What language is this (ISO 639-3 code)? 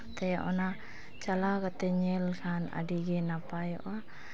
sat